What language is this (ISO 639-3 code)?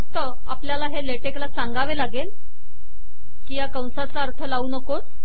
mar